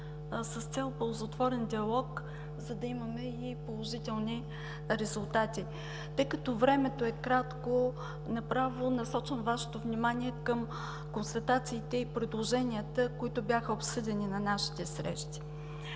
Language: Bulgarian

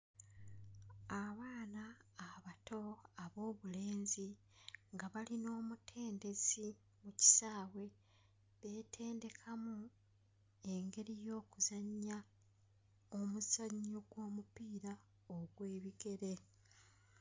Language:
Ganda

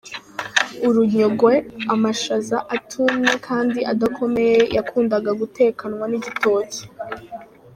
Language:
Kinyarwanda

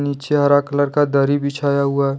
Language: Hindi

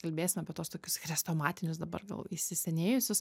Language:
Lithuanian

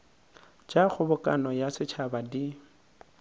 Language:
Northern Sotho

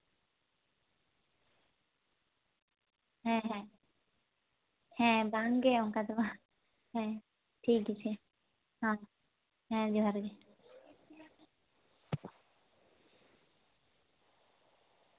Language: Santali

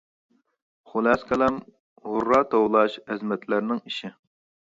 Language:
Uyghur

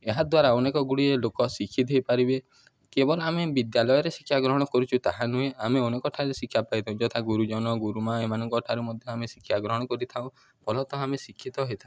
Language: Odia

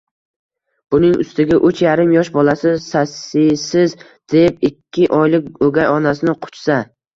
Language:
Uzbek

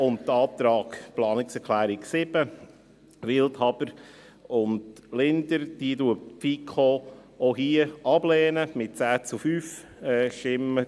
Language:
Swiss German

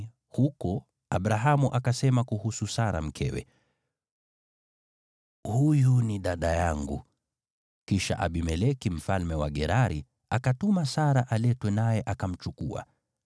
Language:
Swahili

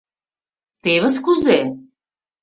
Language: Mari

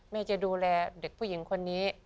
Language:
Thai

